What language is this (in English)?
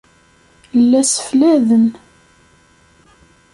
Kabyle